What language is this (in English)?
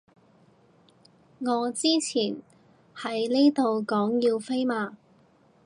Cantonese